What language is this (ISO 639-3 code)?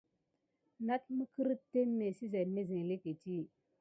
gid